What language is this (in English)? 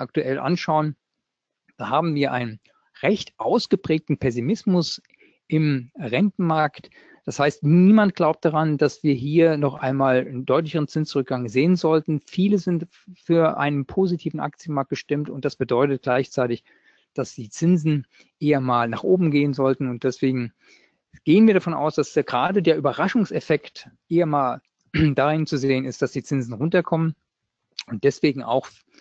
German